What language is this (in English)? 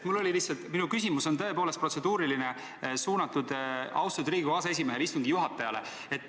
Estonian